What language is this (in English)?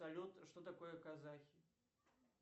Russian